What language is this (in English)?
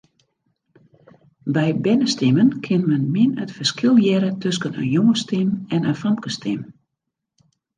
Western Frisian